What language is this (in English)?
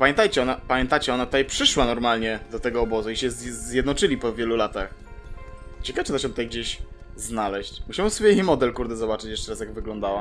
Polish